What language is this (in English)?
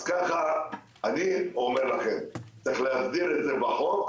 Hebrew